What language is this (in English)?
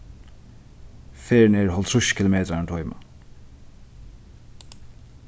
Faroese